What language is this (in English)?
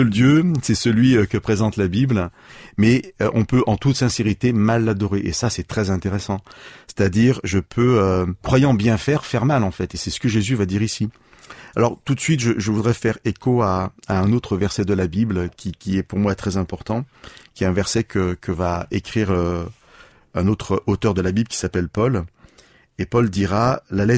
French